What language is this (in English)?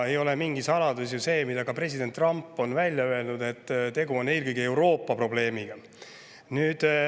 Estonian